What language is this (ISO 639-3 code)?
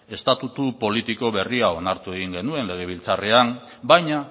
eus